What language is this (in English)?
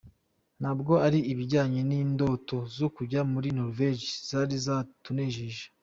Kinyarwanda